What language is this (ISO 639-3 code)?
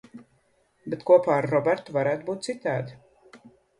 lav